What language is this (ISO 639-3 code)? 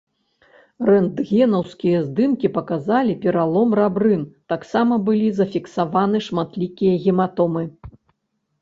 bel